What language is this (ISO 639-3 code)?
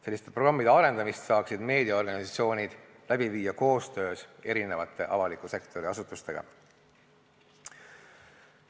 est